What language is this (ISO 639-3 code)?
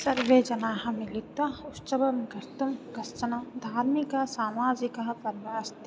san